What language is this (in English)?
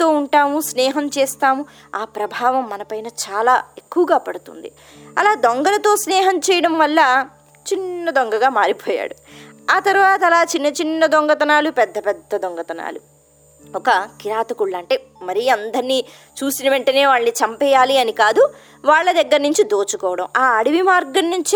Telugu